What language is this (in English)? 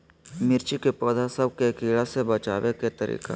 Magahi